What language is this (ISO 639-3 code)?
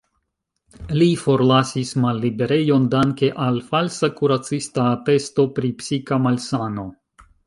epo